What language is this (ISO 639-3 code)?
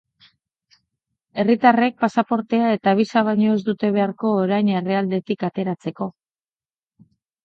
eus